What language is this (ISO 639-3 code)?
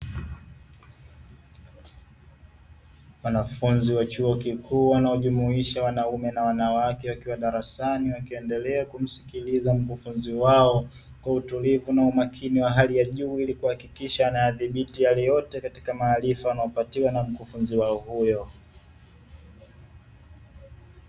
swa